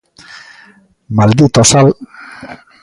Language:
Galician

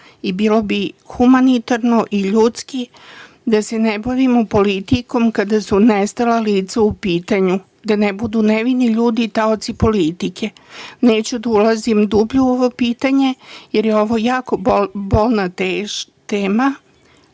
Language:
Serbian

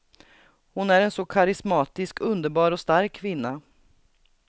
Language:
Swedish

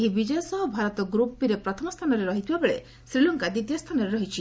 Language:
Odia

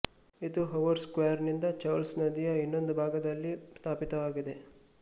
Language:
Kannada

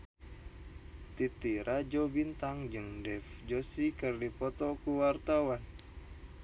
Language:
Sundanese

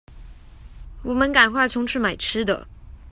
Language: Chinese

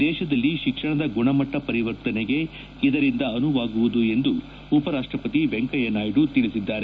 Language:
Kannada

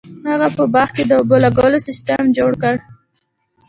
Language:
Pashto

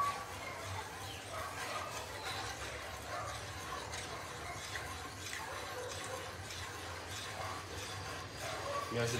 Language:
Portuguese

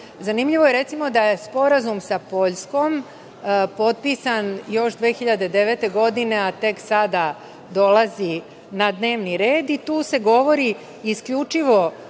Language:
Serbian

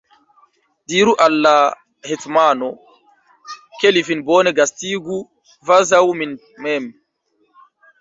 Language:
Esperanto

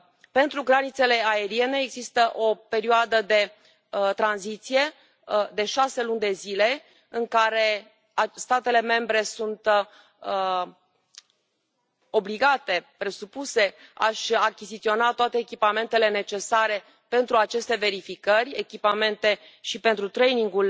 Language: Romanian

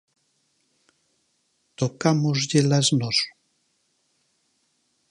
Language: Galician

